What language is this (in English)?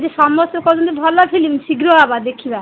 Odia